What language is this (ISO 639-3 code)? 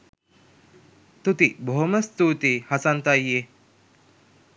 sin